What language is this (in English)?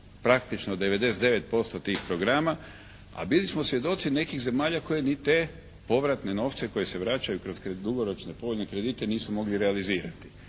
Croatian